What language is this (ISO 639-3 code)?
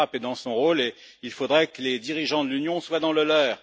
fra